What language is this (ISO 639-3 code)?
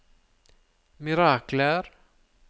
nor